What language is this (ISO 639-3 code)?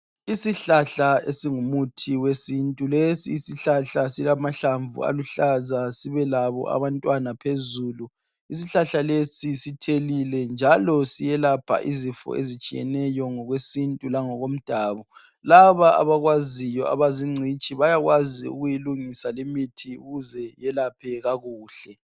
nde